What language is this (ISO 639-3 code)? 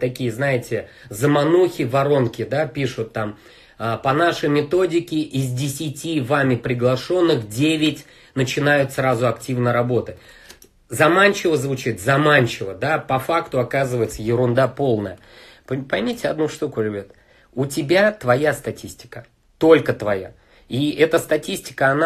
rus